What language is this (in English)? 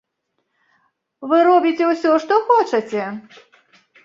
Belarusian